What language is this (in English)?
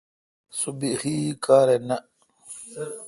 Kalkoti